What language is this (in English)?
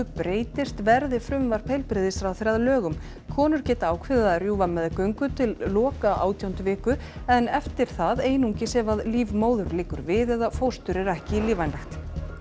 Icelandic